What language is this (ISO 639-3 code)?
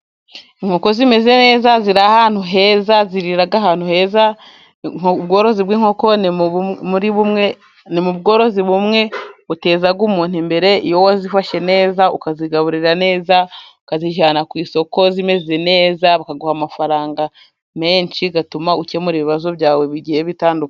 kin